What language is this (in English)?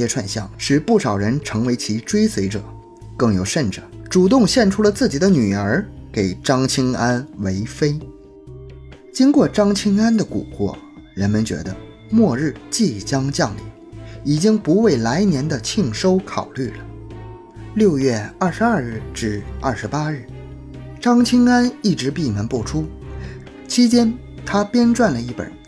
Chinese